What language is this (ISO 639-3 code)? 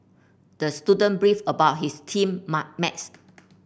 eng